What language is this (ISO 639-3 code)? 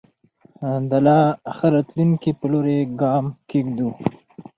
pus